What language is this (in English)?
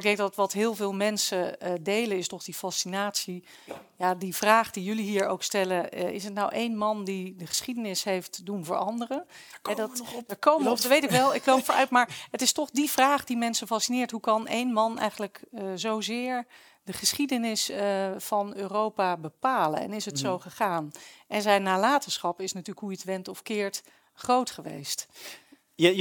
Dutch